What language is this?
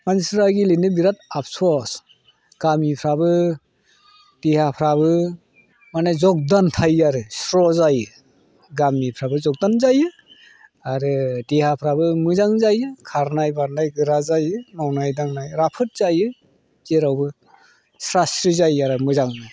Bodo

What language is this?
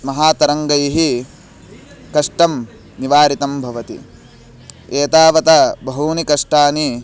Sanskrit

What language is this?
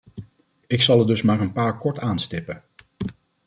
Dutch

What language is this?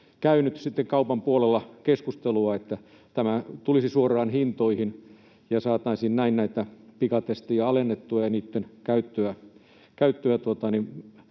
Finnish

